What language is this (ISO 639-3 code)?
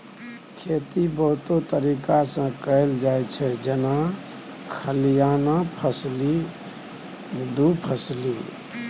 mai